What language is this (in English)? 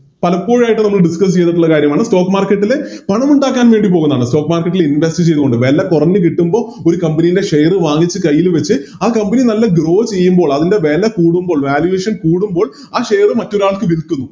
Malayalam